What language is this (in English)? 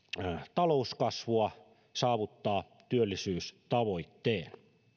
Finnish